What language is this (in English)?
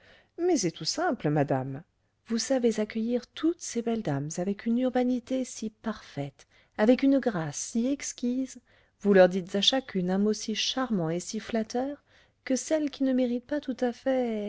French